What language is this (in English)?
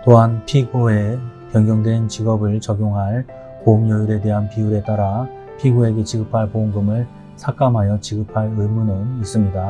Korean